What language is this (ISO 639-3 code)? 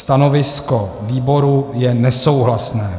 ces